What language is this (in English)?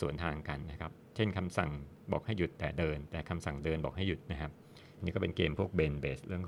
Thai